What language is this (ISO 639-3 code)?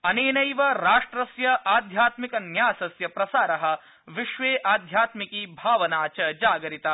san